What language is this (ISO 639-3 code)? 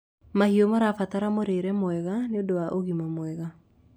kik